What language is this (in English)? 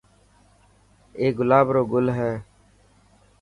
Dhatki